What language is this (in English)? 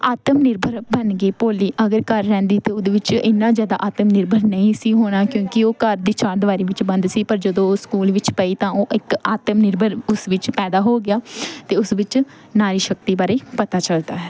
Punjabi